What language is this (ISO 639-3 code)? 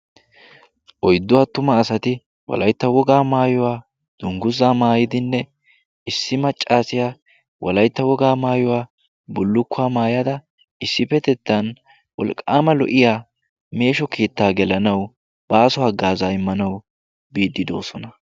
wal